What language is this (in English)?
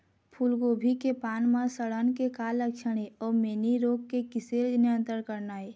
Chhattisgarhi